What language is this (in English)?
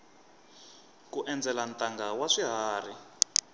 Tsonga